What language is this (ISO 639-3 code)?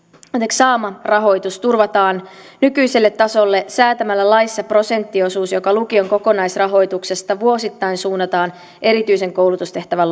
fin